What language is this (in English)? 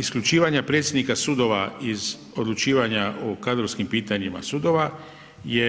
Croatian